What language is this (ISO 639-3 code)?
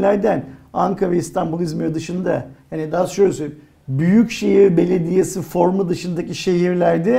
tur